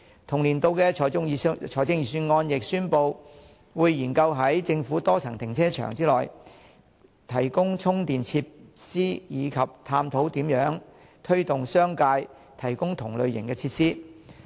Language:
Cantonese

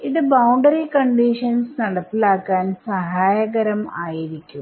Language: Malayalam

